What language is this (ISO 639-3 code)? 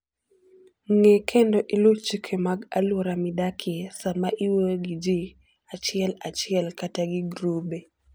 luo